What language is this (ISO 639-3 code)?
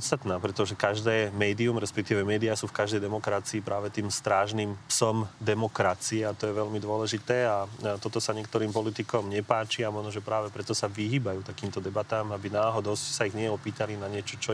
slk